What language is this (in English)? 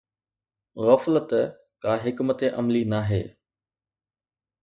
Sindhi